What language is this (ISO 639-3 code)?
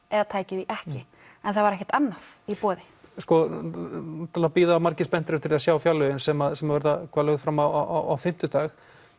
isl